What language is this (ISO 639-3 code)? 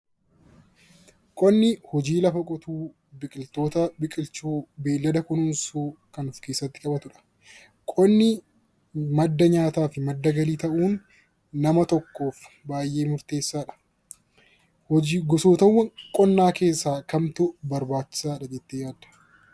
orm